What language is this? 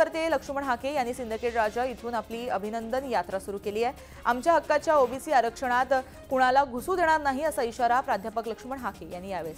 Marathi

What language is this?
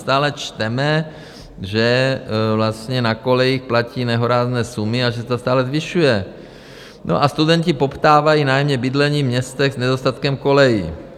Czech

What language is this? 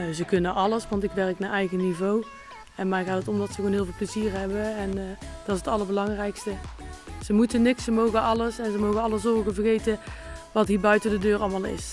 Dutch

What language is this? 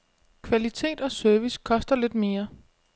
Danish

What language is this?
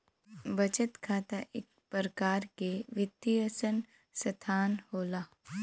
Bhojpuri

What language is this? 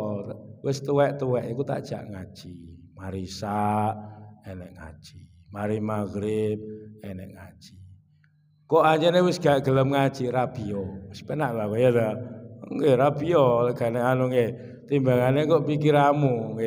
Indonesian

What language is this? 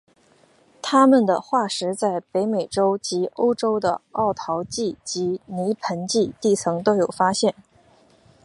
Chinese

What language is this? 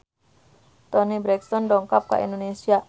Sundanese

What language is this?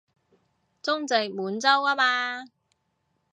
Cantonese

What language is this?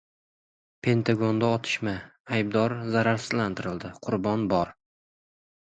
Uzbek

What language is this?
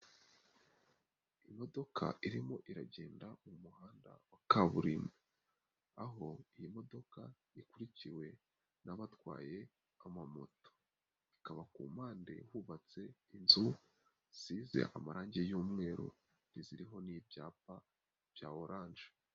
Kinyarwanda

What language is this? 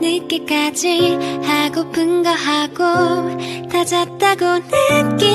Thai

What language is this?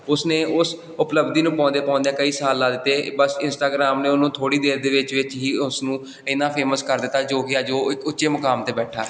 Punjabi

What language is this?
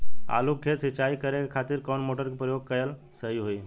Bhojpuri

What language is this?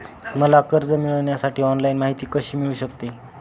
Marathi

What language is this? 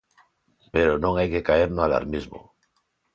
Galician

